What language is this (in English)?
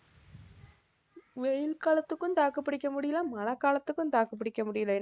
Tamil